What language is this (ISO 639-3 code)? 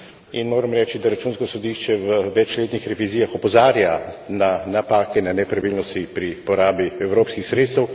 slv